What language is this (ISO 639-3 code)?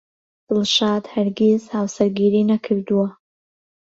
ckb